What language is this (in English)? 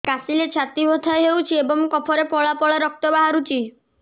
Odia